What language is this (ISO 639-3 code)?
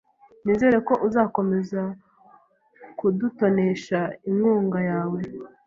kin